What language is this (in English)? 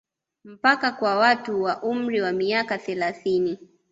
Swahili